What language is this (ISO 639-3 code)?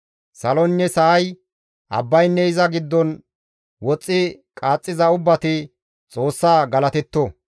gmv